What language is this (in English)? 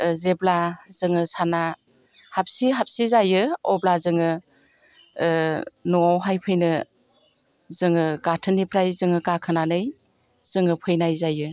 Bodo